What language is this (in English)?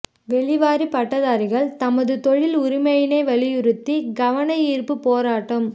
Tamil